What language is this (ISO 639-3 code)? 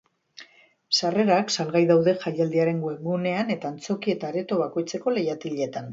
eus